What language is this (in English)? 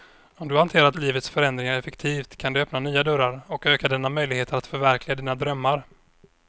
Swedish